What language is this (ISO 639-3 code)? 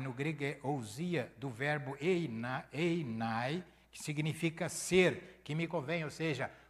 por